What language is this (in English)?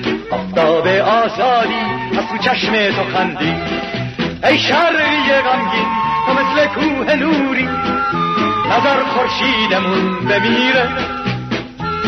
Persian